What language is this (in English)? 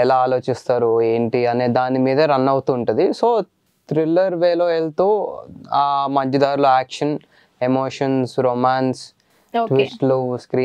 Telugu